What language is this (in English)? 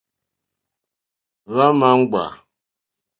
Mokpwe